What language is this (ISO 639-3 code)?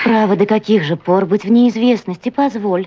rus